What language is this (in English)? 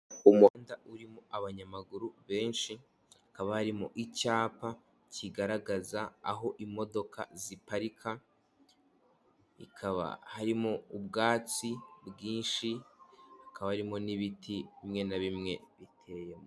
Kinyarwanda